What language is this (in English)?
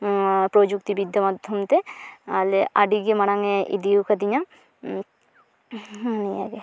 Santali